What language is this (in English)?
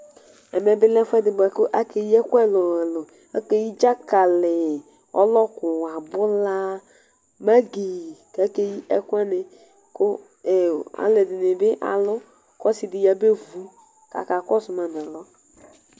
Ikposo